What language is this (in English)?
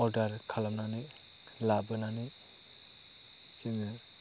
Bodo